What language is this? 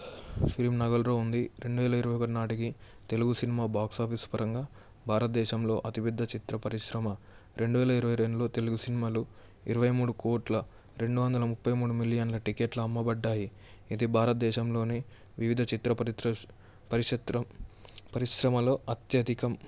Telugu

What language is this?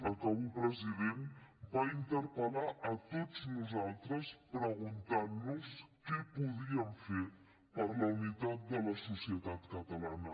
Catalan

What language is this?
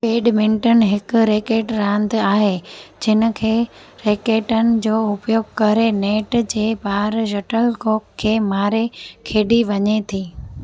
Sindhi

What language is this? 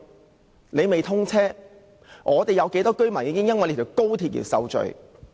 Cantonese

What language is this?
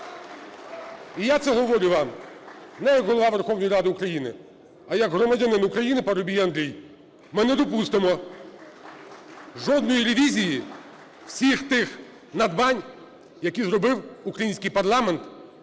Ukrainian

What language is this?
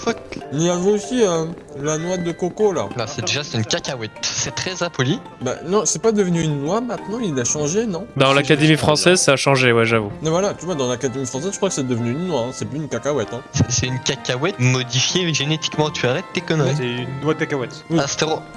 French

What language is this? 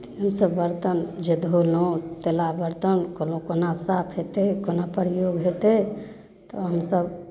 Maithili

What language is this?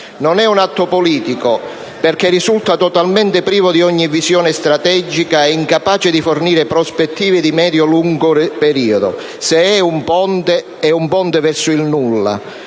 Italian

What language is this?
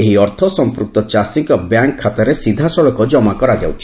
Odia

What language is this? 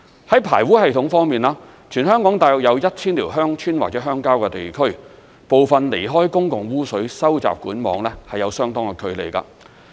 Cantonese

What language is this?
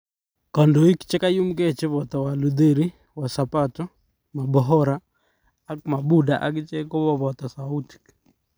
Kalenjin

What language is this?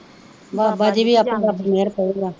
Punjabi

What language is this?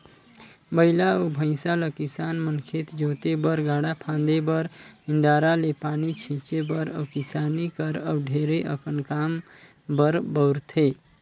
Chhattisgarhi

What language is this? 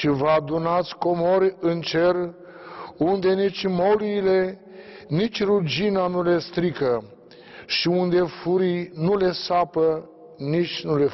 Romanian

